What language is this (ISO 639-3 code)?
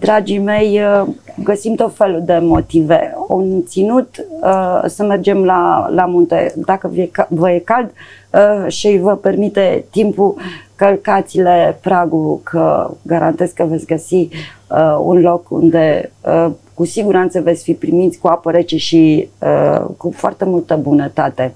ron